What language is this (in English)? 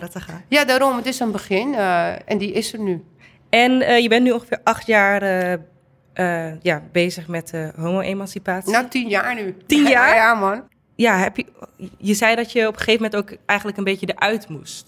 Dutch